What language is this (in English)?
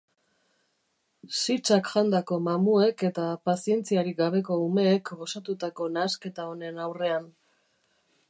Basque